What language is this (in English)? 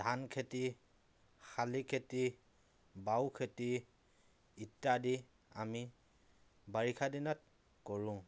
Assamese